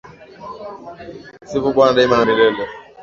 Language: Swahili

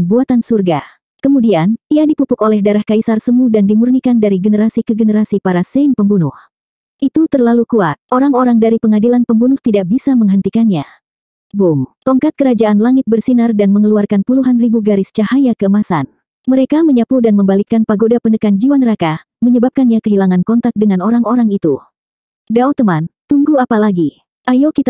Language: Indonesian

